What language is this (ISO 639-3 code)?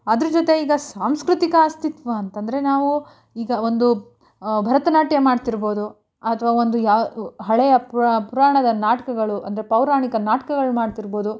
kan